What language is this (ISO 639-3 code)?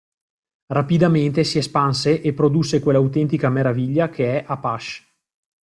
ita